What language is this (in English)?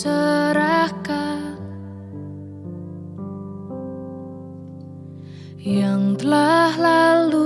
Indonesian